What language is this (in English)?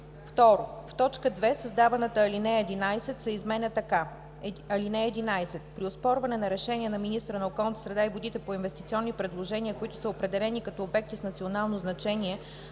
Bulgarian